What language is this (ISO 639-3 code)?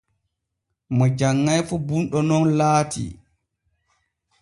fue